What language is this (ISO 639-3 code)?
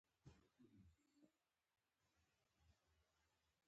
pus